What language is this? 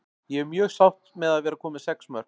Icelandic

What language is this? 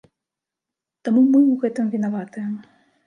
Belarusian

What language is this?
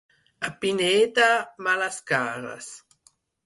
Catalan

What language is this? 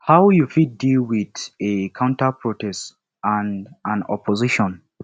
Nigerian Pidgin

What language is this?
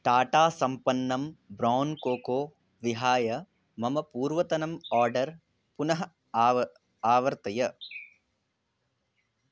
Sanskrit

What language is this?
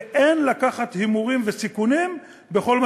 Hebrew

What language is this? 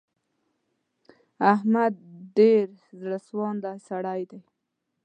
Pashto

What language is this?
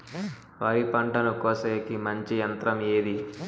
Telugu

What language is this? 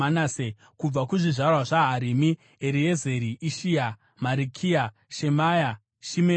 Shona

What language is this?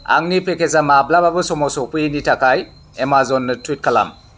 Bodo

